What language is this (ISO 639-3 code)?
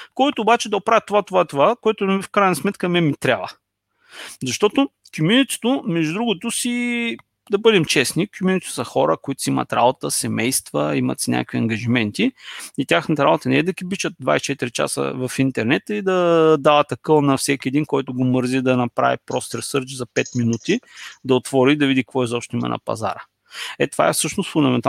bul